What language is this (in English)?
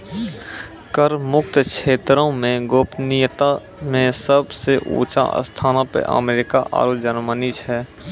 Maithili